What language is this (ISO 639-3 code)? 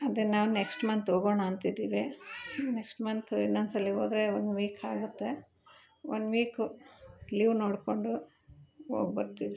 kan